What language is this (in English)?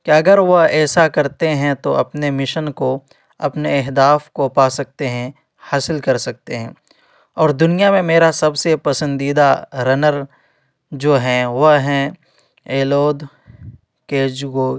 Urdu